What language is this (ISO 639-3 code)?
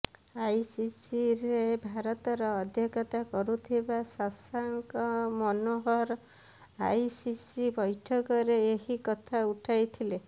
ori